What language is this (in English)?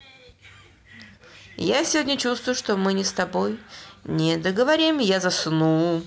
Russian